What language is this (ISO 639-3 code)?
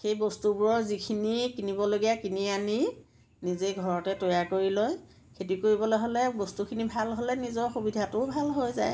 asm